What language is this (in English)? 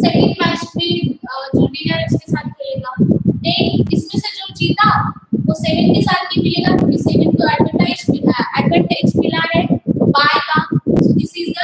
Indonesian